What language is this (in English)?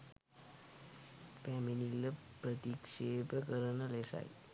Sinhala